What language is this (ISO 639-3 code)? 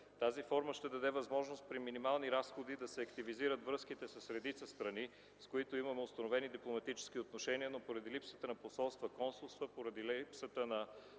bul